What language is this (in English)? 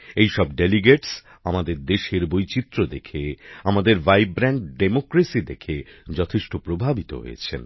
Bangla